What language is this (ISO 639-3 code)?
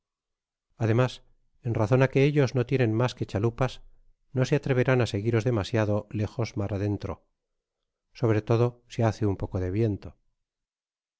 spa